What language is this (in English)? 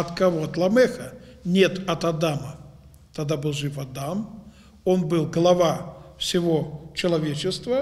Russian